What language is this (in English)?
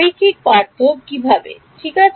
Bangla